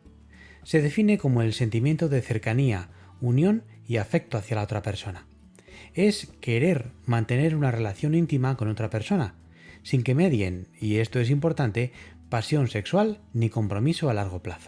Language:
Spanish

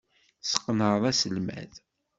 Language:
Kabyle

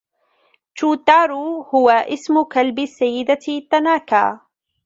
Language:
Arabic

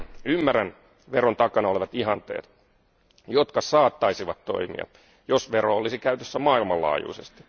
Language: Finnish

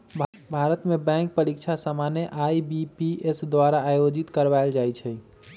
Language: Magahi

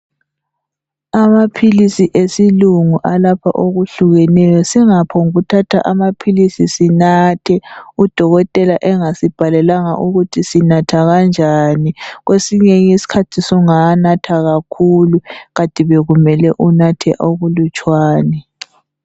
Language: North Ndebele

